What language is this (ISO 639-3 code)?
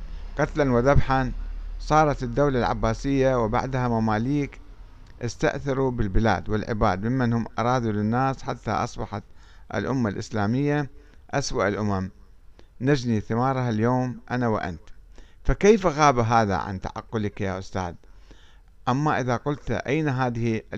ara